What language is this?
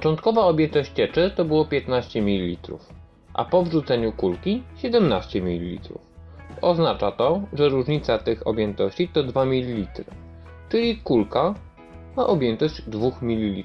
Polish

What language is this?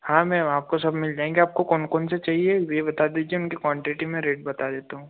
Hindi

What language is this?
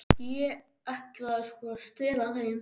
Icelandic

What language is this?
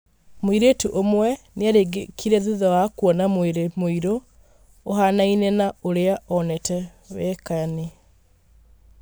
Kikuyu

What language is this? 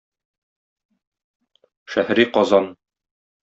Tatar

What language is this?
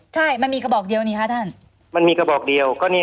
Thai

